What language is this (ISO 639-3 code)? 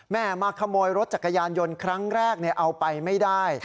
tha